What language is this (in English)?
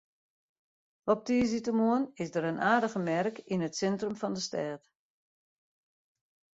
Western Frisian